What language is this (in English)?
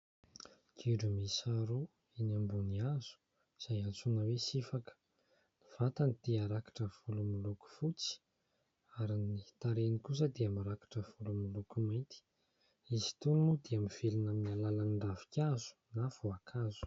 Malagasy